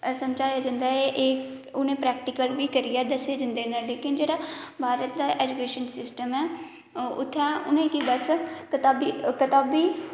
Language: Dogri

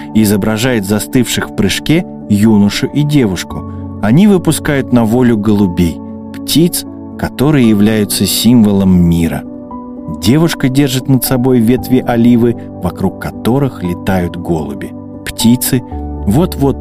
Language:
Russian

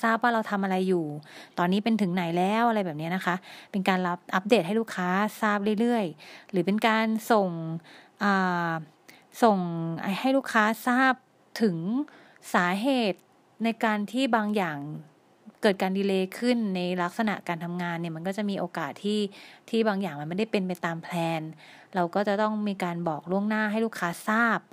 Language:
Thai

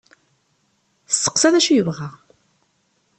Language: Kabyle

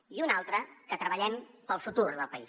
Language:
Catalan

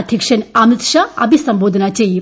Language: Malayalam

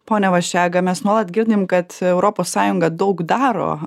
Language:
Lithuanian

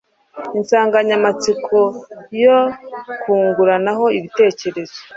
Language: Kinyarwanda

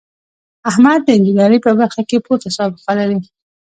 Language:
Pashto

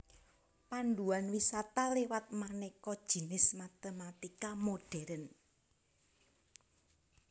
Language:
Javanese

